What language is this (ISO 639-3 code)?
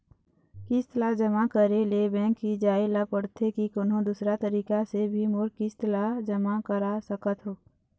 hne